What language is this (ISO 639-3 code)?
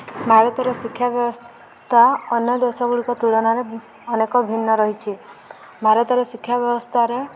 ori